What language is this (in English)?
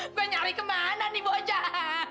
Indonesian